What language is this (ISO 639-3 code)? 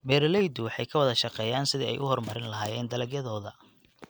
som